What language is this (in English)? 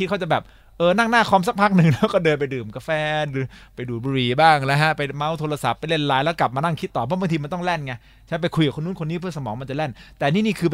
Thai